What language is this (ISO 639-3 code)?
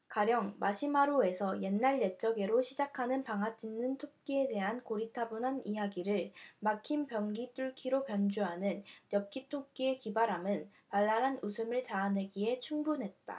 kor